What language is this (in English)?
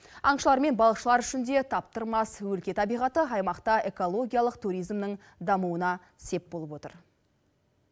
Kazakh